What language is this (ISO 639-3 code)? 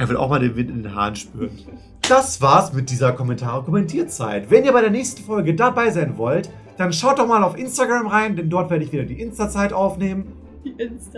deu